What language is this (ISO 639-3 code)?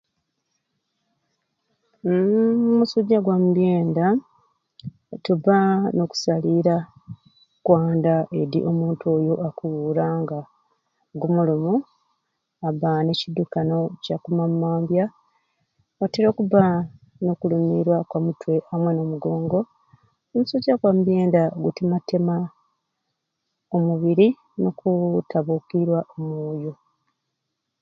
ruc